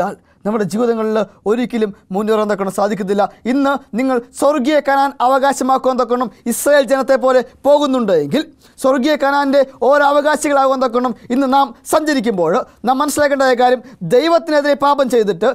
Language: Turkish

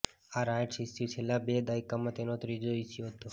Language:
Gujarati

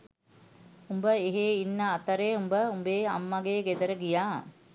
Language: Sinhala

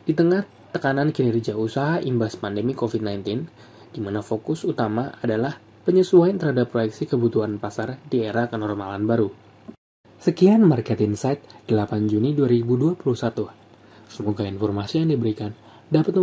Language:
Indonesian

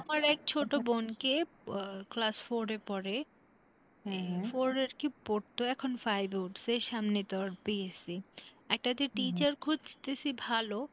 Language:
Bangla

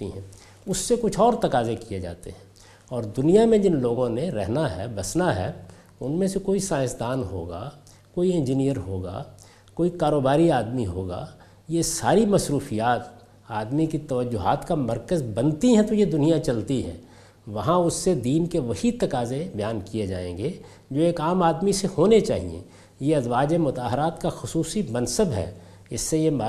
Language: Urdu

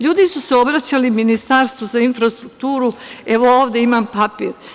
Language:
Serbian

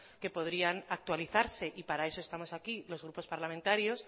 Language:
Spanish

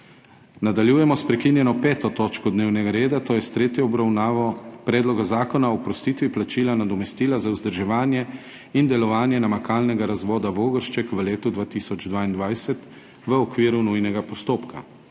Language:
Slovenian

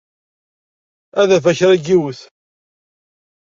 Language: Kabyle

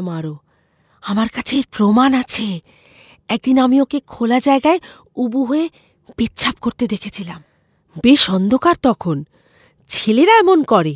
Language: Bangla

